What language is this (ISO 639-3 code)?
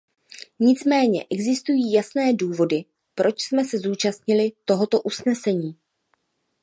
ces